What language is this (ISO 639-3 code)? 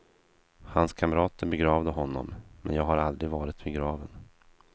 swe